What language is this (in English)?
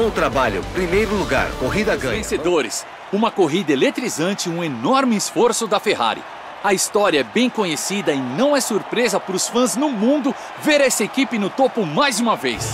Portuguese